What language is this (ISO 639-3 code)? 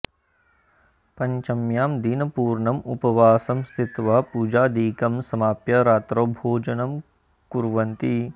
san